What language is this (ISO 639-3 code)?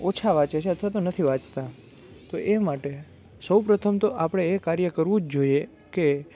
guj